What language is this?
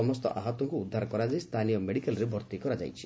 Odia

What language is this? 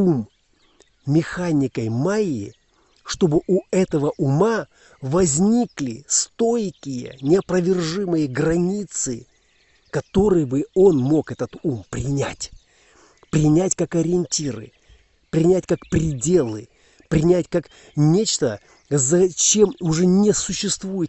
Russian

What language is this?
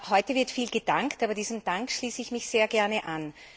German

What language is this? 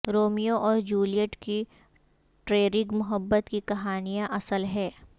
Urdu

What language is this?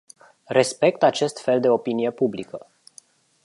Romanian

